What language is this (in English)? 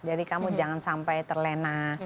Indonesian